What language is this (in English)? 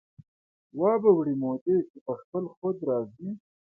Pashto